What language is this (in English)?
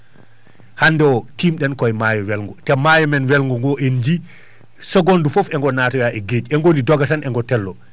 Fula